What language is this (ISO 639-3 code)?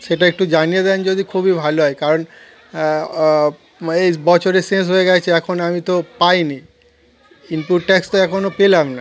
ben